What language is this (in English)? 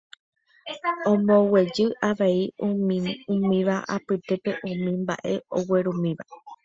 Guarani